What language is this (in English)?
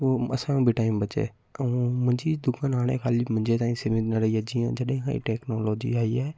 Sindhi